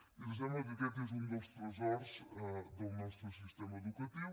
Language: Catalan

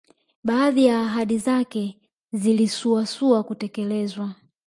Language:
Swahili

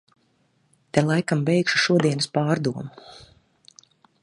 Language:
Latvian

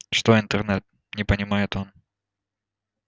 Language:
Russian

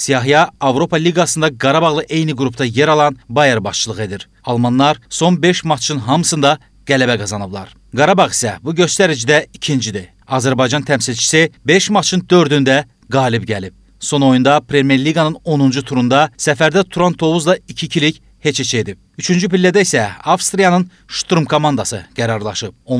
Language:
Turkish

